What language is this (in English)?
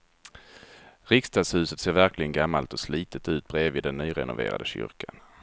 Swedish